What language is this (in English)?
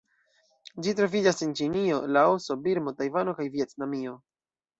Esperanto